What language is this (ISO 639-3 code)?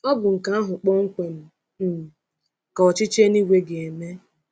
ibo